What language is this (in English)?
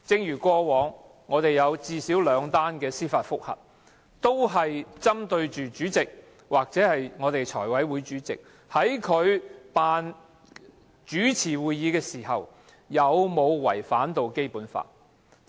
Cantonese